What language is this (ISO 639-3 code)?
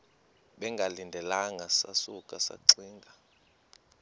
xho